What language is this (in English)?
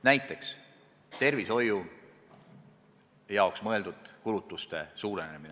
Estonian